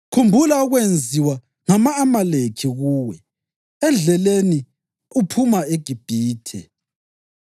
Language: North Ndebele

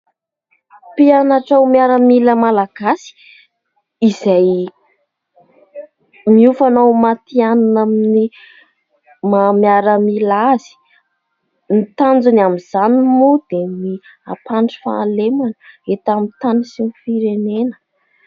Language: Malagasy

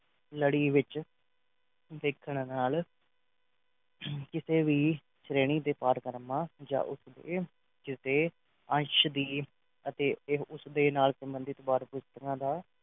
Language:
Punjabi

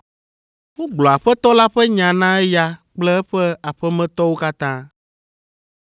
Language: Ewe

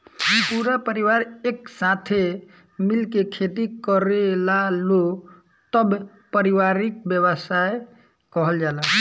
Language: Bhojpuri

